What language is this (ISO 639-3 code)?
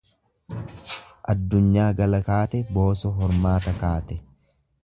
orm